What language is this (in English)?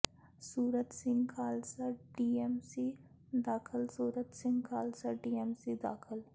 Punjabi